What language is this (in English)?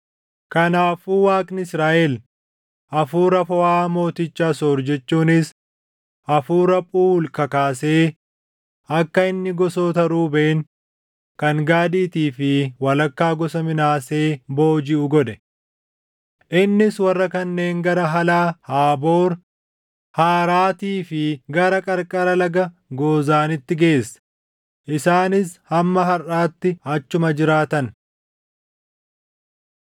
Oromo